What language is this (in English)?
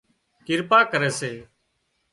Wadiyara Koli